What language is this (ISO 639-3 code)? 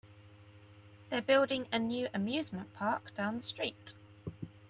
eng